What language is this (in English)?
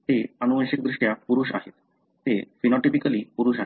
Marathi